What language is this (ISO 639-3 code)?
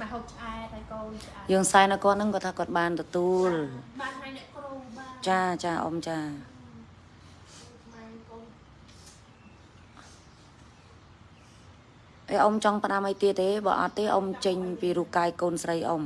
vie